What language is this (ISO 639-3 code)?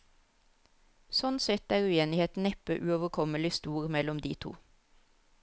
nor